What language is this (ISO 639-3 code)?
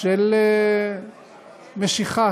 heb